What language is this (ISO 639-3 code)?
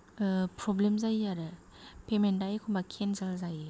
brx